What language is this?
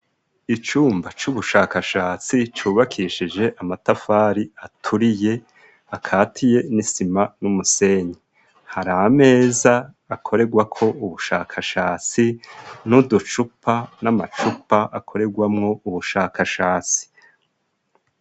Rundi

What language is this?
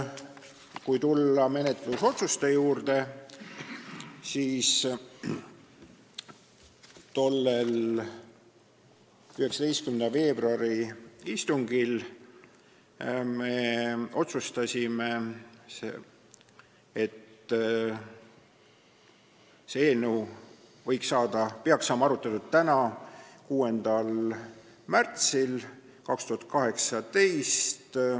Estonian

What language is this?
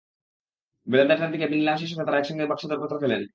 Bangla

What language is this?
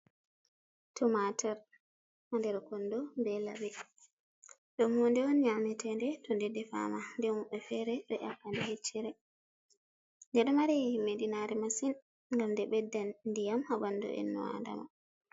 Fula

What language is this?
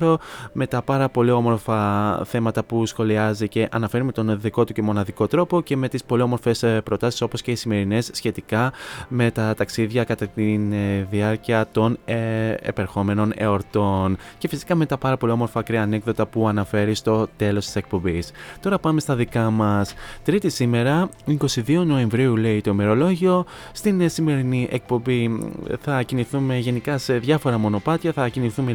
Greek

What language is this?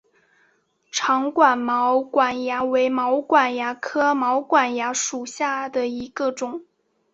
Chinese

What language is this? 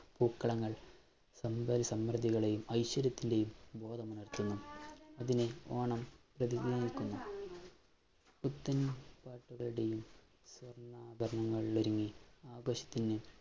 Malayalam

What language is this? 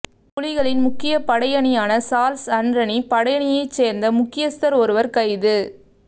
Tamil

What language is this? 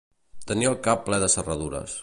Catalan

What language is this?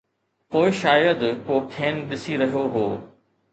Sindhi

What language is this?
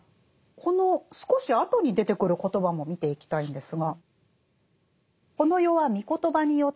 Japanese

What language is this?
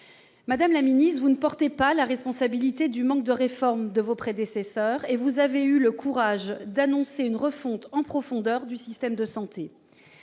French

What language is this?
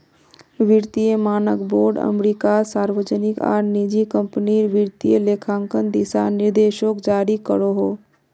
Magahi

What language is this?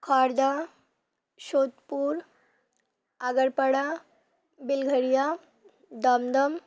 Bangla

